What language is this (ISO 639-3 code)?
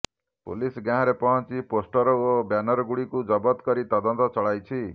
ori